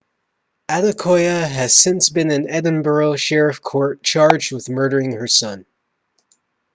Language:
English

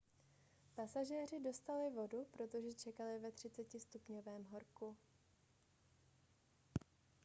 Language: Czech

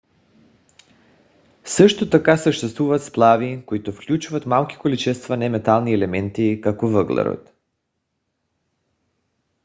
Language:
Bulgarian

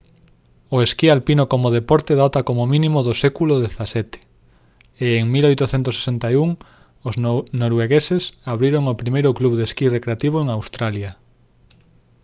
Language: Galician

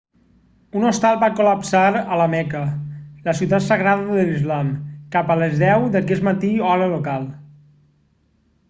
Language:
Catalan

